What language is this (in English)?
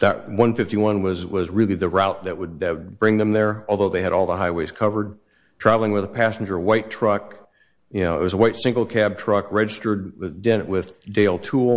English